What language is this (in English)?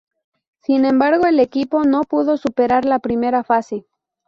Spanish